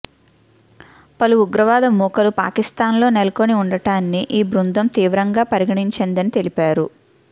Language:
Telugu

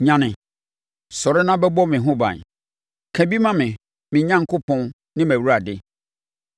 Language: Akan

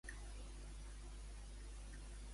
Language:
Catalan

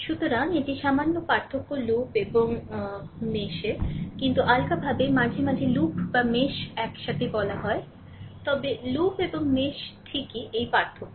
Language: Bangla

